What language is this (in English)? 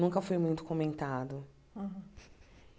Portuguese